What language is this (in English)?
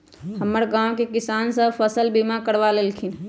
Magahi